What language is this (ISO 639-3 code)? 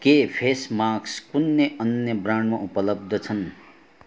nep